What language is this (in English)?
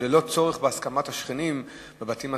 Hebrew